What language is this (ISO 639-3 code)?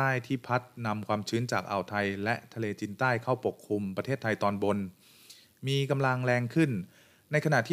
tha